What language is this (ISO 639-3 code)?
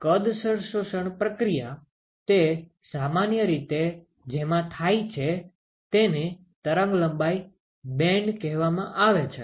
guj